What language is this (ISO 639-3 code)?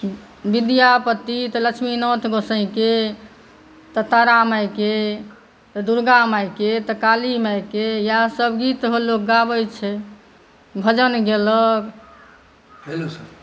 mai